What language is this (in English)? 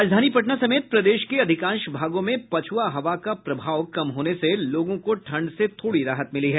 Hindi